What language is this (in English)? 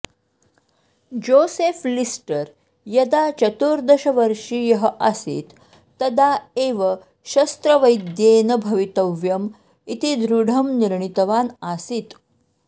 Sanskrit